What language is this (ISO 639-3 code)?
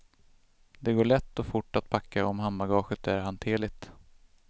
swe